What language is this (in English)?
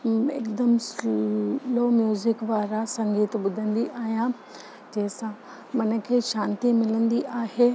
Sindhi